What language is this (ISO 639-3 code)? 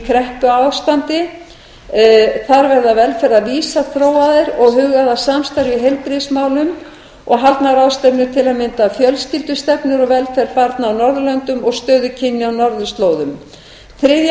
isl